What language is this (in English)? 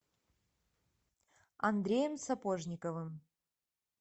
Russian